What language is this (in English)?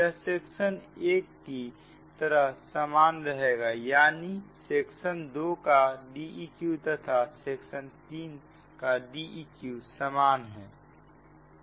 Hindi